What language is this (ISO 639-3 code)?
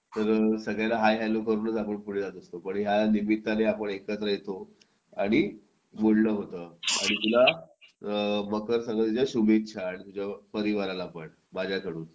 mar